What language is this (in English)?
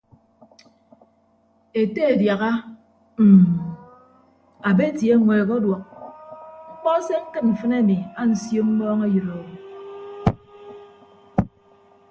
Ibibio